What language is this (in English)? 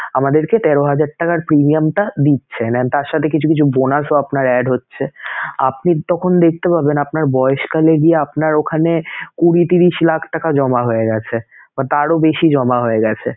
Bangla